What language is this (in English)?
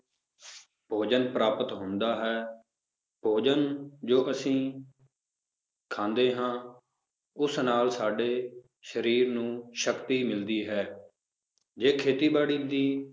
Punjabi